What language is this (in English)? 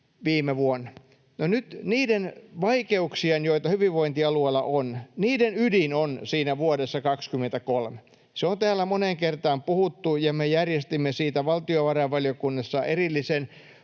Finnish